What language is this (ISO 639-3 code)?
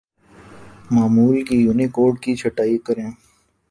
urd